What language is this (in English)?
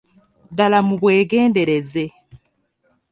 Ganda